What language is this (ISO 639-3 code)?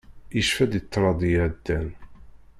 kab